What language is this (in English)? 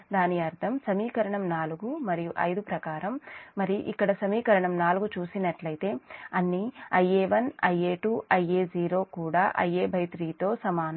Telugu